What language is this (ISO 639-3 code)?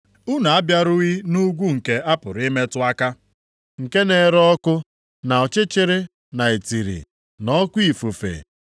ibo